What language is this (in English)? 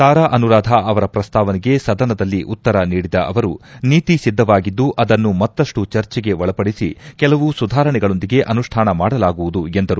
Kannada